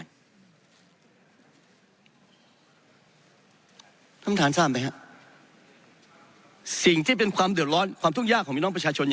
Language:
Thai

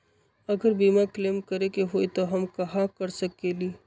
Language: Magahi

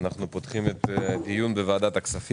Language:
Hebrew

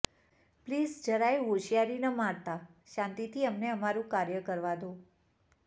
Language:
Gujarati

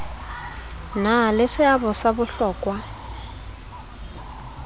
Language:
Southern Sotho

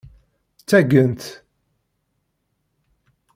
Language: Kabyle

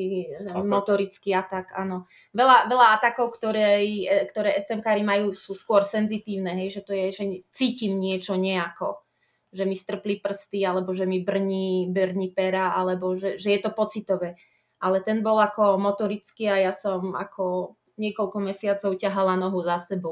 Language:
Slovak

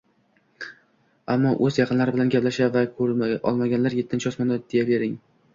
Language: Uzbek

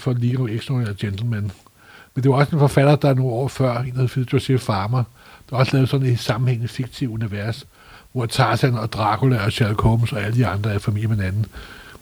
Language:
Danish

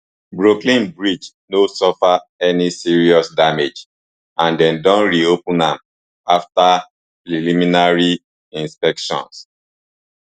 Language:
Nigerian Pidgin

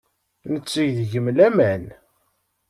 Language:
Kabyle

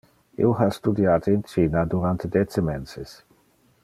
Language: Interlingua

